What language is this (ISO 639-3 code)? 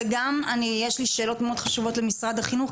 heb